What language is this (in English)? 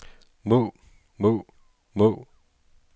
Danish